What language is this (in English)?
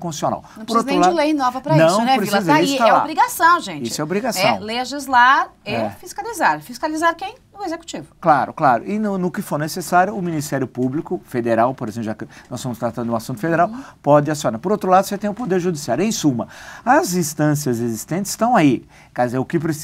Portuguese